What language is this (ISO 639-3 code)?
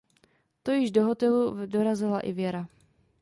ces